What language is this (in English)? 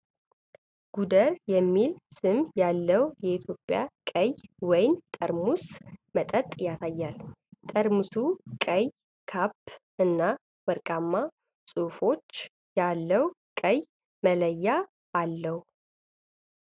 Amharic